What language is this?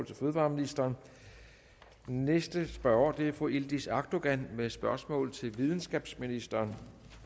Danish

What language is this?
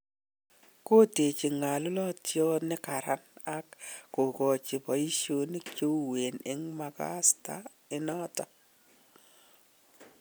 Kalenjin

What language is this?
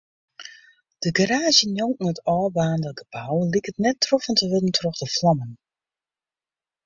Western Frisian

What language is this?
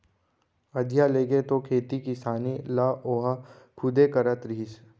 Chhattisgarhi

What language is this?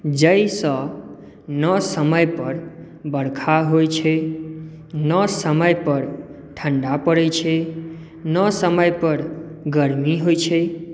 Maithili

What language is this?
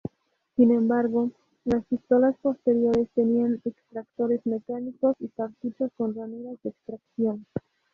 Spanish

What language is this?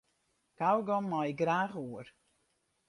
Western Frisian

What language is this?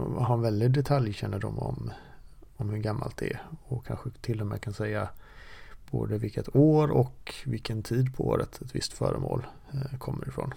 Swedish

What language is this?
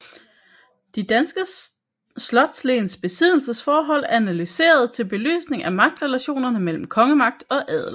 Danish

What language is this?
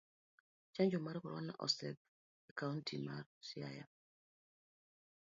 Luo (Kenya and Tanzania)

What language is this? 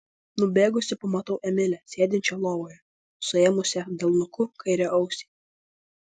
Lithuanian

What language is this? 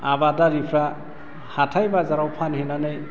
Bodo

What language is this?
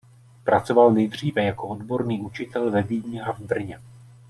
Czech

